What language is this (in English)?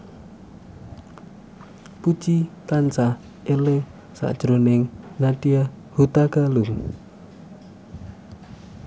Javanese